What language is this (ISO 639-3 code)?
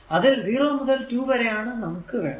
mal